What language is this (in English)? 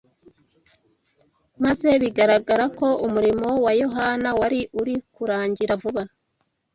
Kinyarwanda